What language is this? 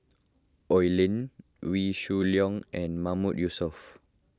English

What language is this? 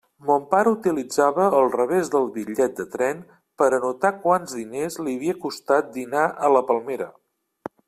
Catalan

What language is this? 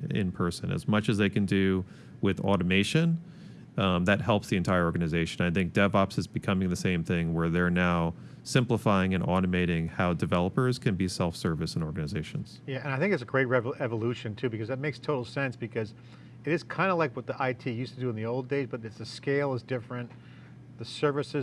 English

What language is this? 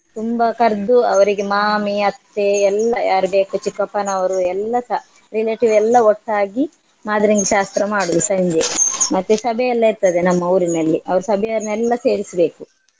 Kannada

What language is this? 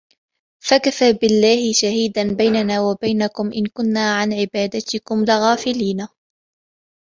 Arabic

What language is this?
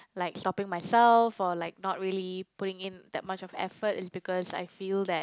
English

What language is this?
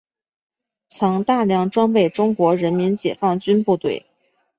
Chinese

